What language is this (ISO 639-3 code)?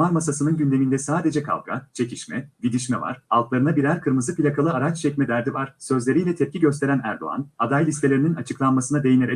tur